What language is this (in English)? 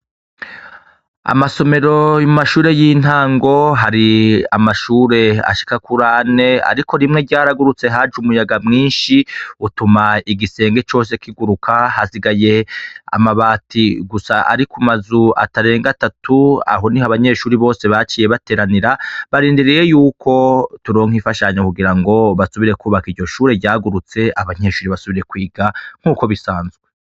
Rundi